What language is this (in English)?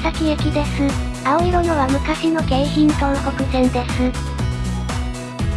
Japanese